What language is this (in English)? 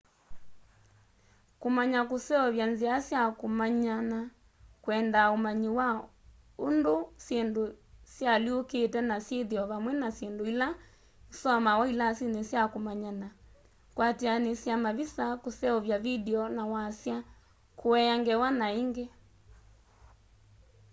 Kamba